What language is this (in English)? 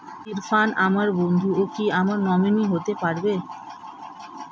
Bangla